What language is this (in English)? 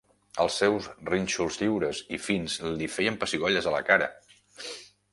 Catalan